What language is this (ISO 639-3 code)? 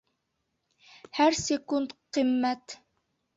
bak